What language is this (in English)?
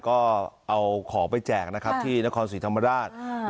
Thai